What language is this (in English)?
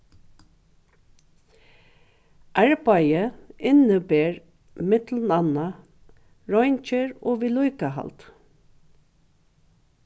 Faroese